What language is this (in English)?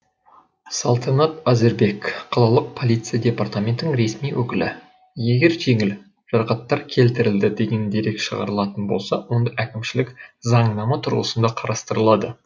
Kazakh